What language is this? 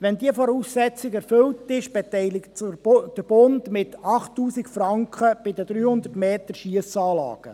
Swiss German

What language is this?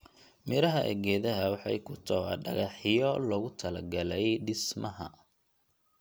Somali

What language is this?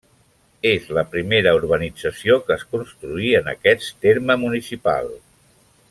Catalan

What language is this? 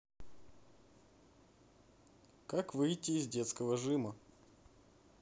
Russian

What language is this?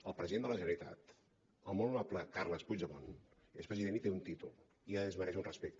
Catalan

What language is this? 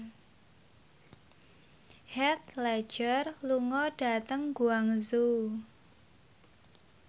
Javanese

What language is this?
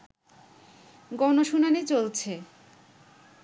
Bangla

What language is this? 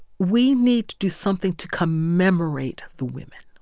English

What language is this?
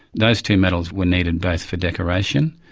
English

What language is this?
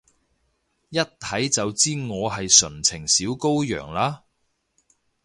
Cantonese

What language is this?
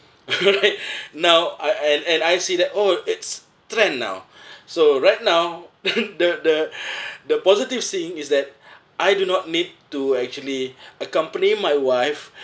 English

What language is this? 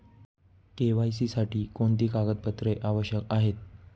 Marathi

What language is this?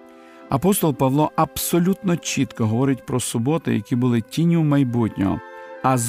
Ukrainian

